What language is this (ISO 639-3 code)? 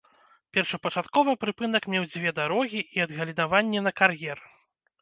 bel